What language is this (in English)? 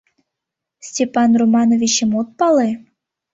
Mari